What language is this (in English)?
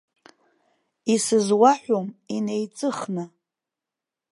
Abkhazian